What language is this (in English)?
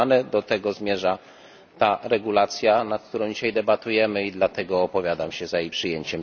Polish